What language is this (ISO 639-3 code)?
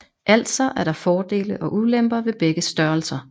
dan